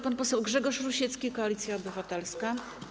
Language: Polish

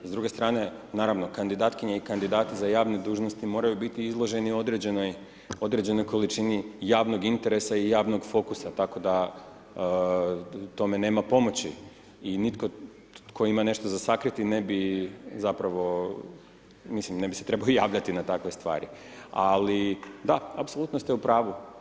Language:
Croatian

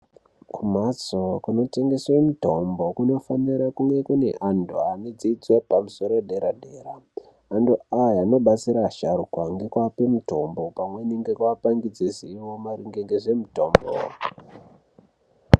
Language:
Ndau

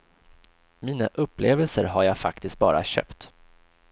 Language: Swedish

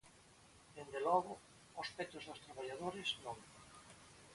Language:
Galician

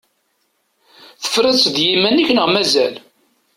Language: Kabyle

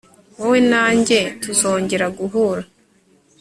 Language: Kinyarwanda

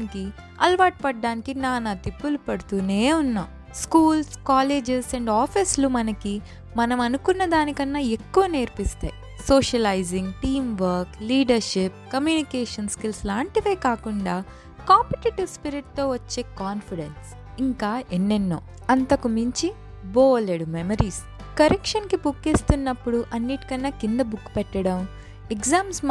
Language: Telugu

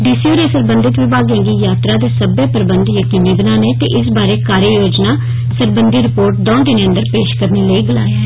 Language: Dogri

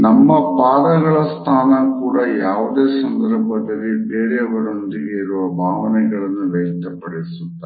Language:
Kannada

